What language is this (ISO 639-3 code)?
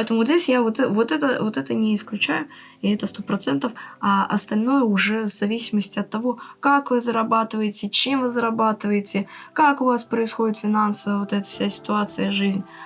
rus